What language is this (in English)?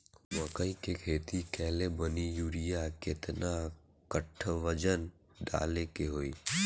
Bhojpuri